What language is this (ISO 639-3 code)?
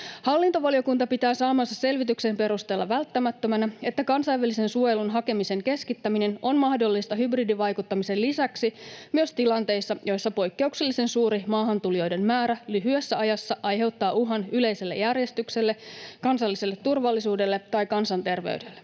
fin